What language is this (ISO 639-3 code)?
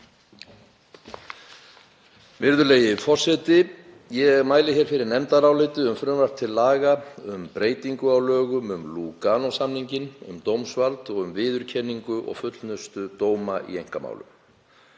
isl